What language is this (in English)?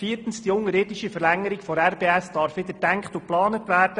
Swiss German